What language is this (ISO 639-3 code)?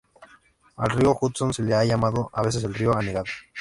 spa